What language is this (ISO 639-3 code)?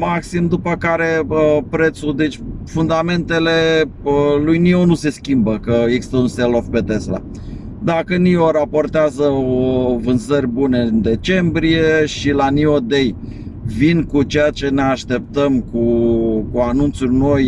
ron